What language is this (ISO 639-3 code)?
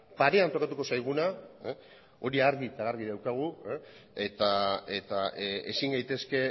eus